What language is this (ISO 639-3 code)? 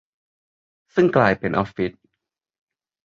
tha